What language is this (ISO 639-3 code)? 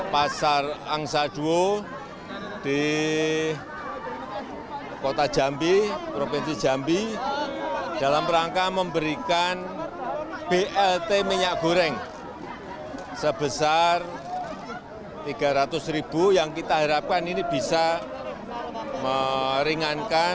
ind